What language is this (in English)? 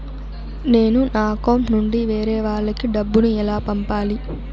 Telugu